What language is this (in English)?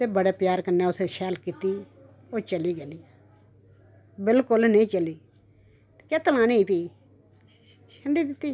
Dogri